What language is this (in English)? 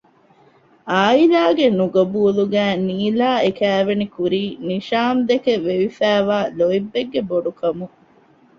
Divehi